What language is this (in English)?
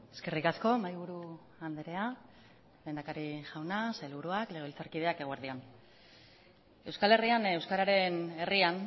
Basque